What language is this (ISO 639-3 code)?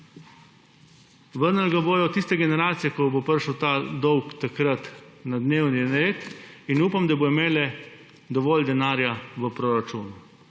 slv